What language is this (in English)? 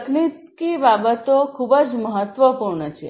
Gujarati